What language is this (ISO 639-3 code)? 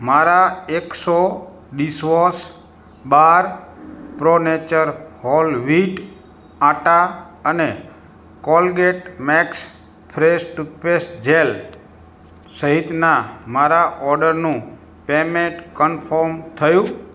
guj